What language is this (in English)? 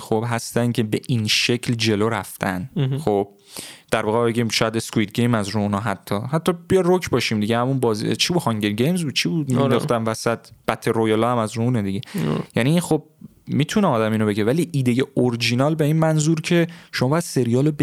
Persian